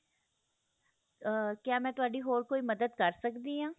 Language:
Punjabi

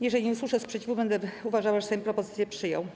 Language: Polish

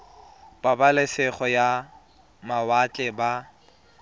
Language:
Tswana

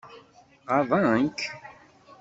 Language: Kabyle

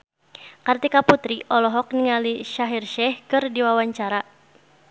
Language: Sundanese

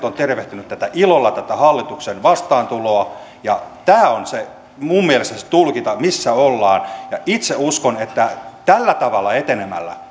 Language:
Finnish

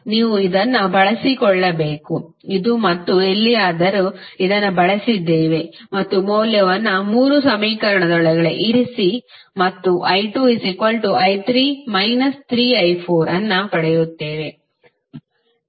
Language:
Kannada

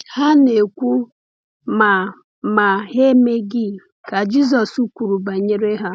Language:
Igbo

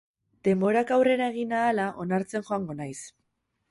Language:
Basque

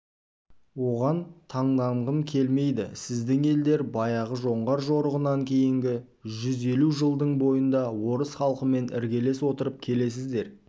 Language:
Kazakh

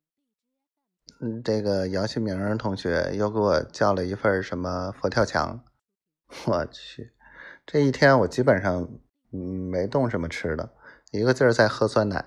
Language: Chinese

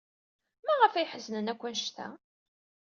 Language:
Kabyle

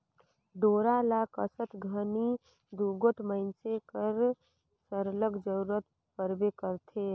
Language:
Chhattisgarhi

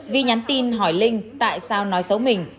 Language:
Vietnamese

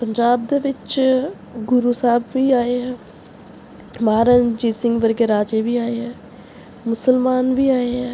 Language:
Punjabi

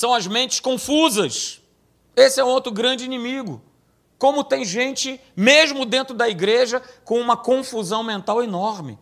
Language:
Portuguese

